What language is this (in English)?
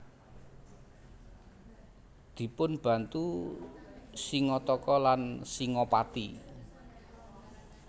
Javanese